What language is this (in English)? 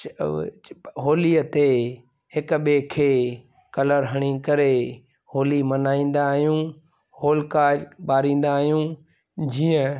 Sindhi